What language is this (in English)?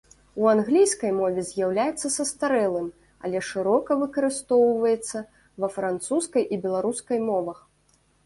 Belarusian